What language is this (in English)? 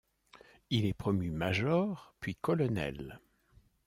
French